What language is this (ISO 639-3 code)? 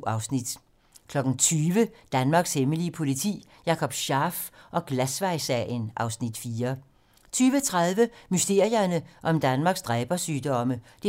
dan